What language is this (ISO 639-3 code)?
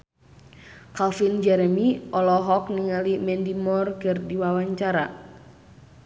sun